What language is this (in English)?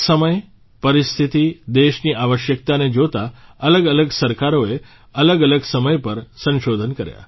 Gujarati